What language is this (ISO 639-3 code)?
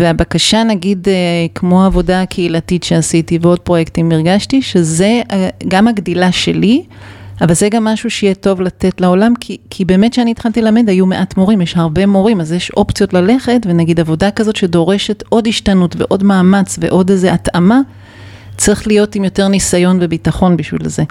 heb